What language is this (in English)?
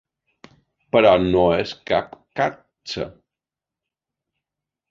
Catalan